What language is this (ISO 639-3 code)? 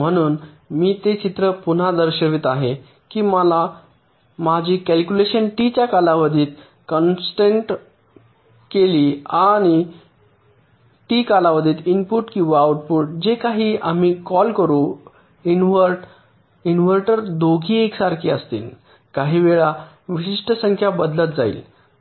mar